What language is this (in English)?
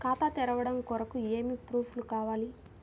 Telugu